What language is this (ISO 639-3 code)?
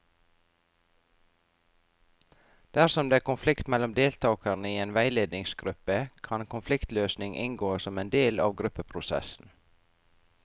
nor